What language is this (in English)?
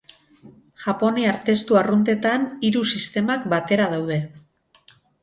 Basque